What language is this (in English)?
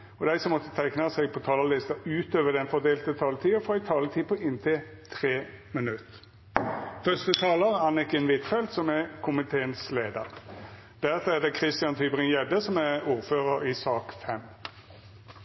Norwegian